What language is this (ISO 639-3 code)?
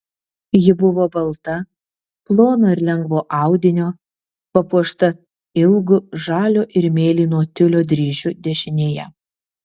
lit